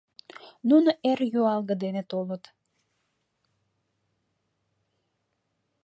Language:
Mari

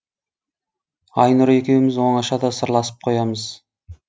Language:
Kazakh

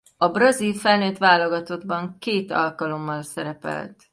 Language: Hungarian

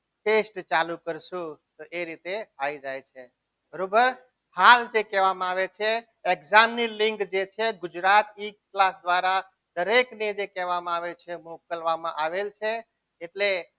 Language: Gujarati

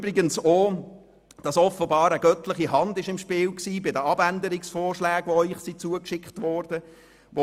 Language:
Swiss German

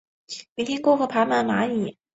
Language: Chinese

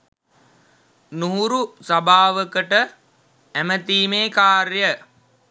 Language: Sinhala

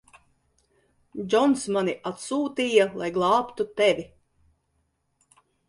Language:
Latvian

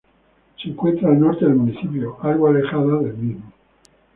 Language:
Spanish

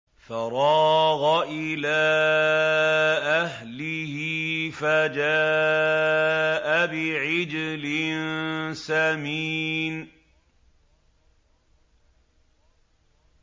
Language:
Arabic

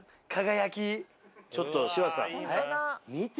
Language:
Japanese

